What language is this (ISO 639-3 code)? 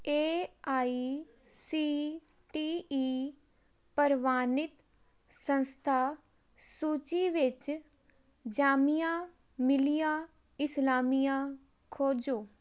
pan